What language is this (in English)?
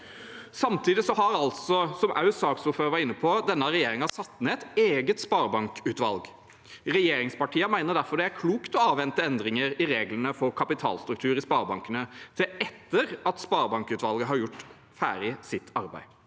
Norwegian